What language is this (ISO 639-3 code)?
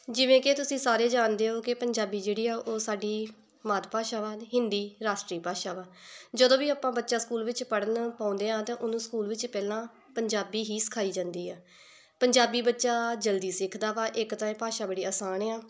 pan